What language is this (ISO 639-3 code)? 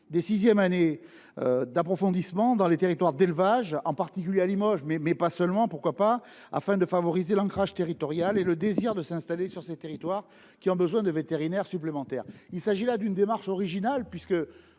fra